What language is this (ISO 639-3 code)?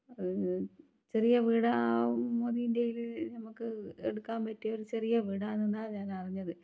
mal